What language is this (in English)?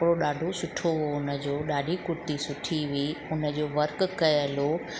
Sindhi